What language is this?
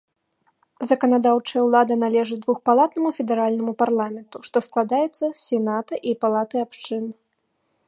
Belarusian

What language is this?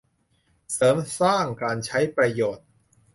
Thai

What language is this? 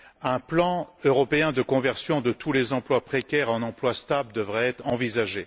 French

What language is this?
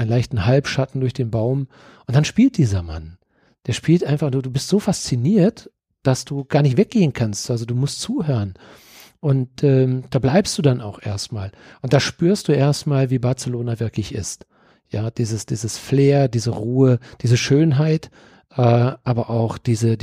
German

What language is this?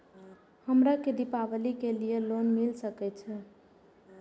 Maithili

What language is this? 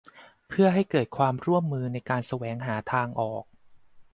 Thai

